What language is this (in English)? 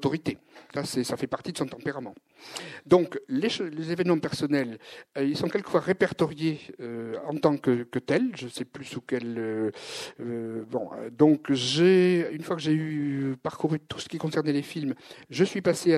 French